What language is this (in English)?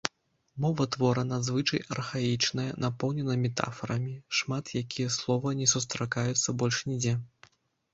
Belarusian